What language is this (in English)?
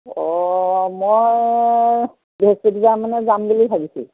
Assamese